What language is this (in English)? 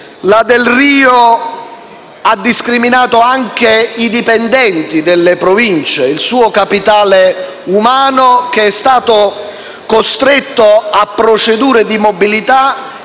Italian